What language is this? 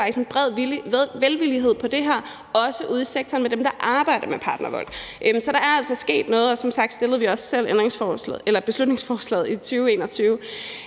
Danish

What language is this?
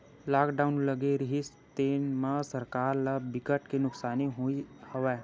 Chhattisgarhi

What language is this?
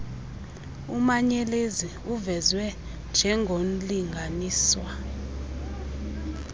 Xhosa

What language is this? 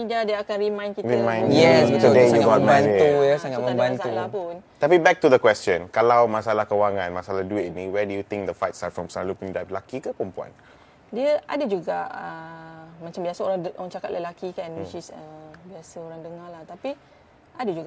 Malay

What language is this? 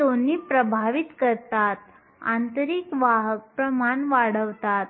Marathi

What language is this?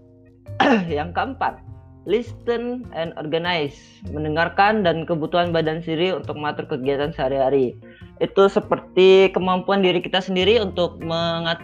Indonesian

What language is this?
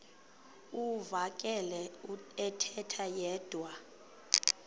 Xhosa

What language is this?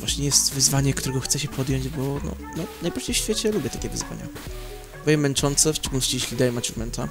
Polish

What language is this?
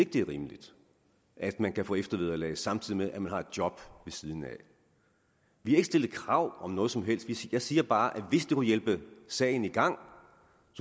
Danish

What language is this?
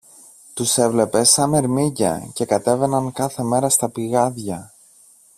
Greek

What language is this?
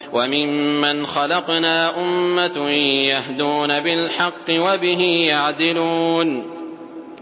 Arabic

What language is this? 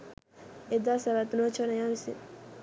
Sinhala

